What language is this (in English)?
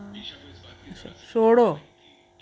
Dogri